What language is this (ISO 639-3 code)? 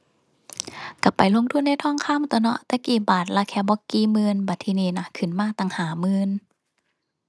tha